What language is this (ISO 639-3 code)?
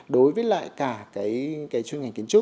vie